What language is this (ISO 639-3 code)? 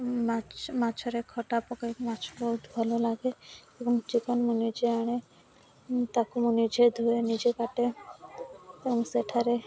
ori